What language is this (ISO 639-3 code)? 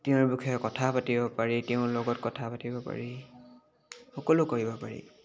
asm